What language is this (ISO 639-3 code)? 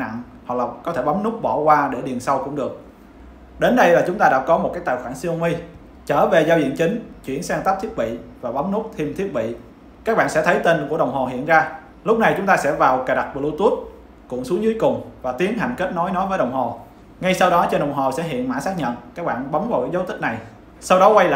vie